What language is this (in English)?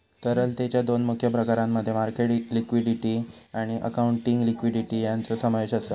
Marathi